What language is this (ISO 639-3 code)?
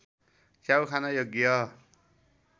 nep